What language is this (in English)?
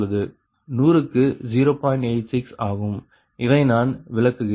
Tamil